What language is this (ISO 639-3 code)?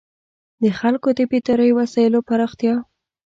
pus